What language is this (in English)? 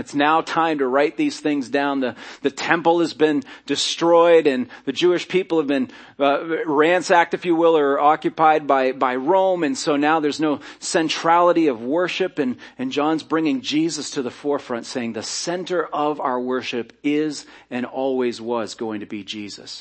English